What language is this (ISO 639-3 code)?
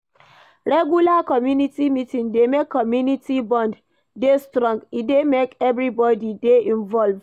pcm